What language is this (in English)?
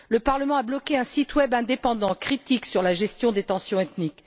French